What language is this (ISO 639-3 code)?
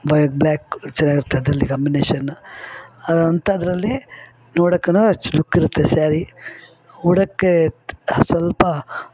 kan